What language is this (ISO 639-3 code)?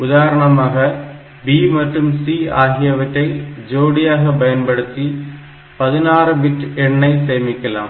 tam